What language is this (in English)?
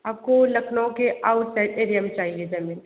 Hindi